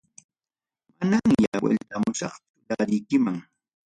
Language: Ayacucho Quechua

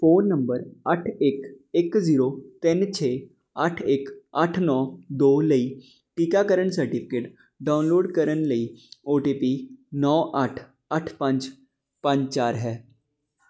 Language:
Punjabi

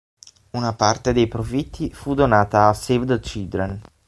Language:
Italian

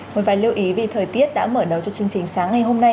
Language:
Vietnamese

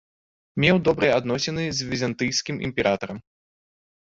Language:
Belarusian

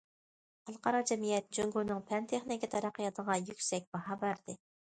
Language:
Uyghur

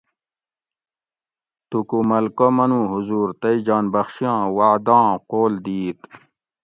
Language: Gawri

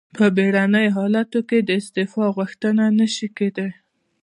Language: Pashto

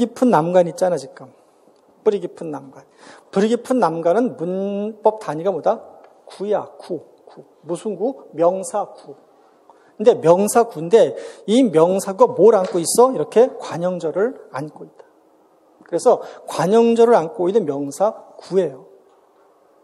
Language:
Korean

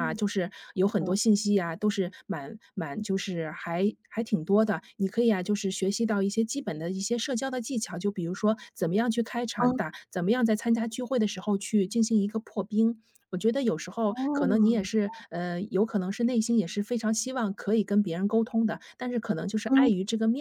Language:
Chinese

